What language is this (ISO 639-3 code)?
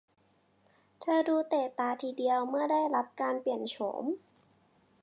tha